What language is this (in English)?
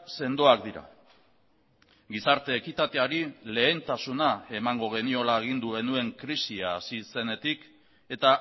Basque